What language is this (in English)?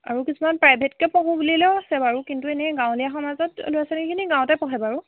Assamese